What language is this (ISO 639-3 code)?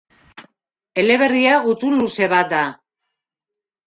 eus